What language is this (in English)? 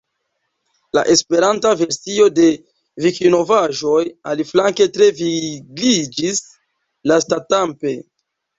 Esperanto